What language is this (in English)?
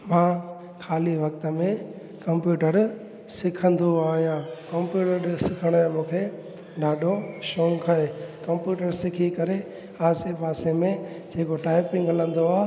Sindhi